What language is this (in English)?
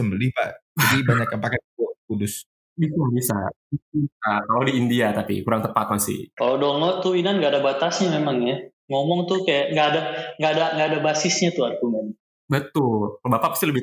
Indonesian